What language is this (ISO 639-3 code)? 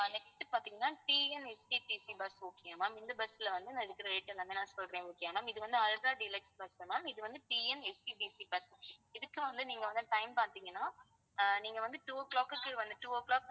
tam